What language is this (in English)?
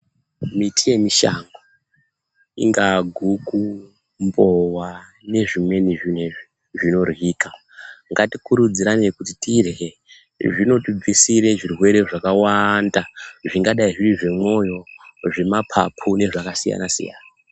Ndau